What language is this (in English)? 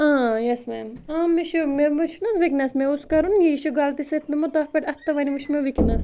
Kashmiri